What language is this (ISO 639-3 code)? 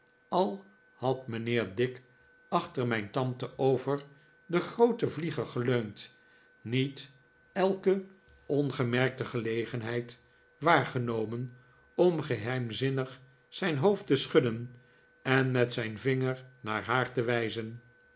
nld